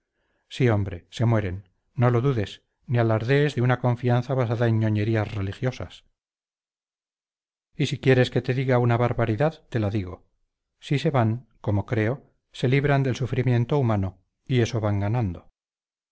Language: Spanish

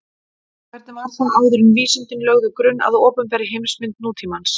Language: Icelandic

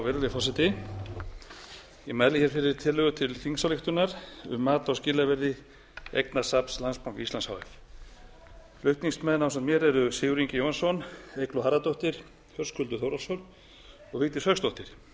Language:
Icelandic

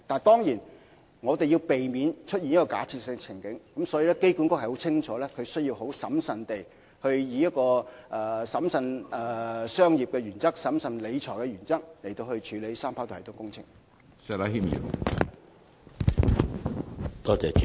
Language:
Cantonese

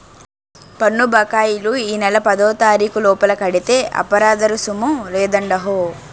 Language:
Telugu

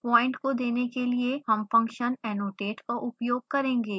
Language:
Hindi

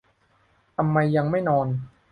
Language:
Thai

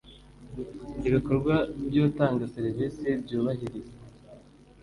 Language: Kinyarwanda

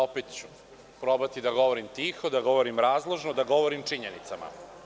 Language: Serbian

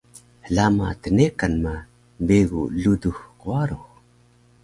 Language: Taroko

